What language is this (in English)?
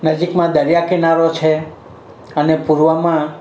Gujarati